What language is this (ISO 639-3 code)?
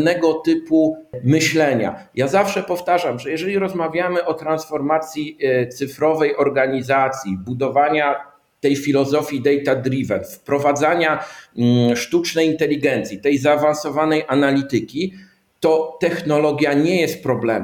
pol